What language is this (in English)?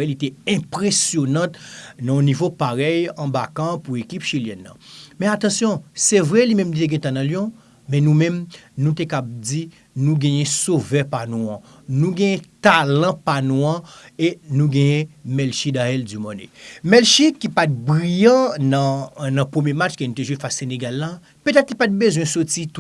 French